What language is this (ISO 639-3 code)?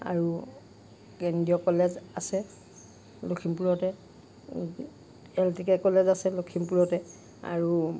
asm